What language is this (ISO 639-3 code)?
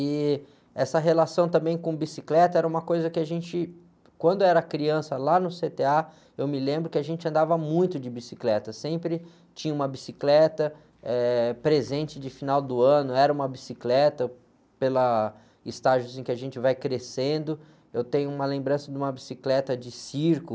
por